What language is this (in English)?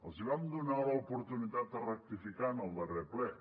Catalan